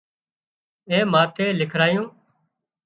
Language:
Wadiyara Koli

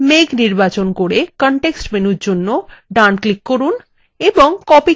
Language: Bangla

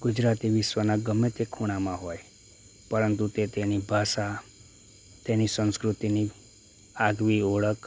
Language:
Gujarati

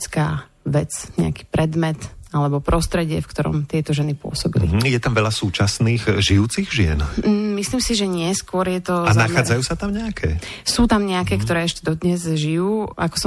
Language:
Slovak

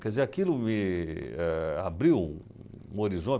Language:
Portuguese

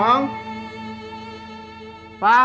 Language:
Indonesian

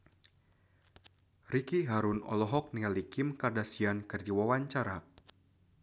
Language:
Sundanese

